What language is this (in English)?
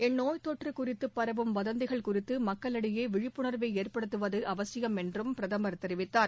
Tamil